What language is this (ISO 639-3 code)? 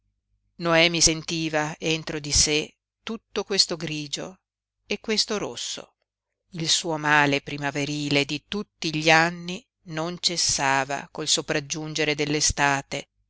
ita